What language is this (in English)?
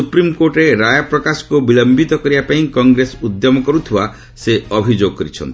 Odia